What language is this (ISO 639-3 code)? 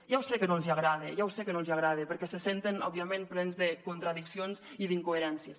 cat